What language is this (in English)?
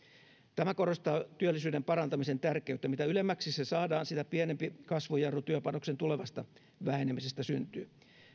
Finnish